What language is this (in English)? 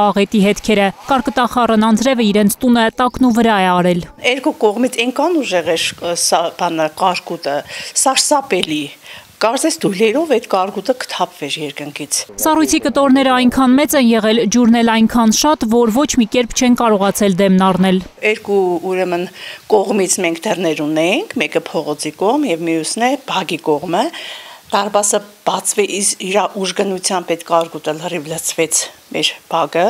Turkish